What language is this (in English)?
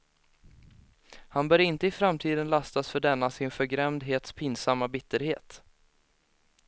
Swedish